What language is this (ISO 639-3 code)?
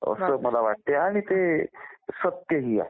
mar